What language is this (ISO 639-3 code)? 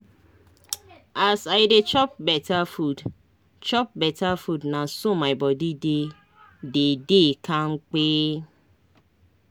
pcm